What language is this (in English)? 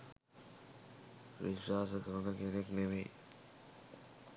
Sinhala